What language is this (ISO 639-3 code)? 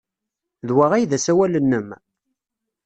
kab